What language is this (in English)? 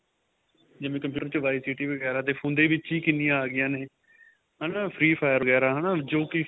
Punjabi